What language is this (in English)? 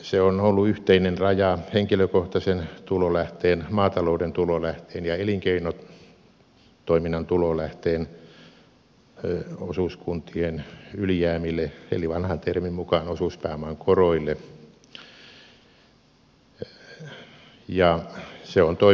Finnish